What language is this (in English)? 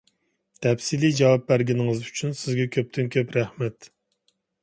Uyghur